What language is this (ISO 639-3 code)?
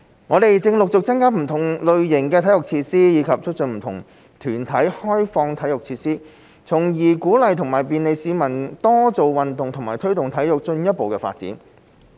yue